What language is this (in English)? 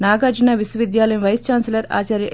Telugu